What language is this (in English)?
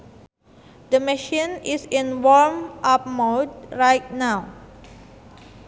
Sundanese